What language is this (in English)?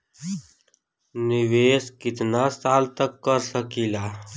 Bhojpuri